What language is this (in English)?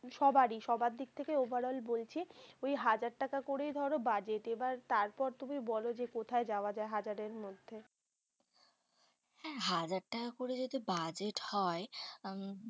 Bangla